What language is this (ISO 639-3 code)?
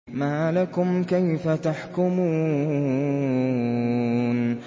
ara